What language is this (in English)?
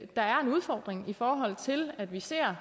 Danish